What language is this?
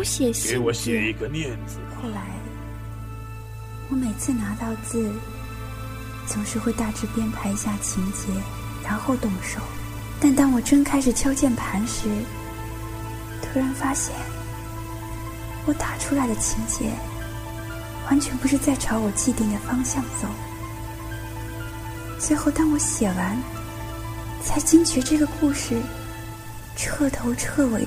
Chinese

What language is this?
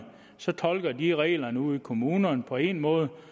Danish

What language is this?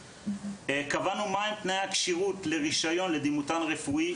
Hebrew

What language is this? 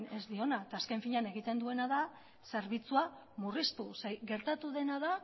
Basque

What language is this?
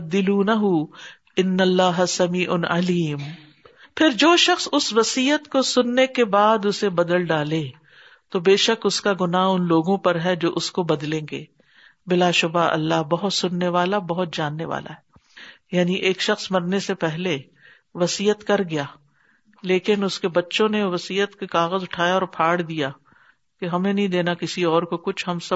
Urdu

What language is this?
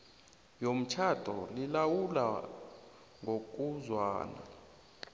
South Ndebele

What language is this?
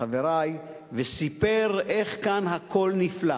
Hebrew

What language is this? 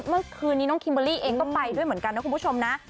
Thai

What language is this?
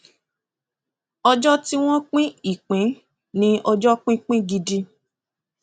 Yoruba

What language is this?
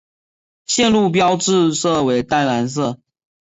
Chinese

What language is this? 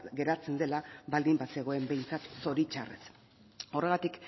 Basque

